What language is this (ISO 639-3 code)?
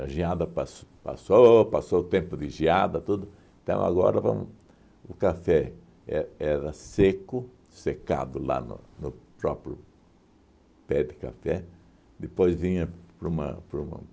por